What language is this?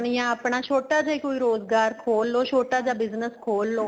Punjabi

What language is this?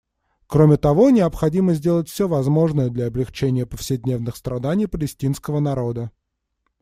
Russian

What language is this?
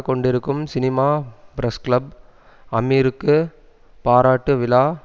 Tamil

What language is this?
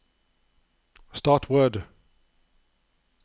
Norwegian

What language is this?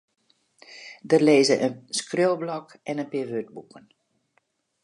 Western Frisian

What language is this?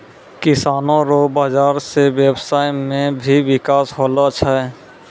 Maithili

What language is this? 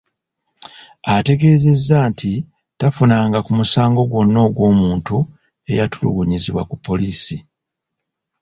Ganda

